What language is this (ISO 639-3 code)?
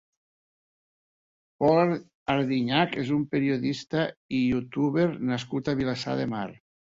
cat